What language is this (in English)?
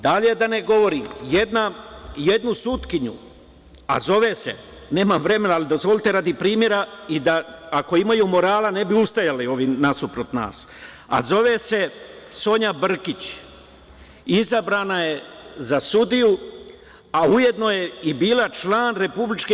Serbian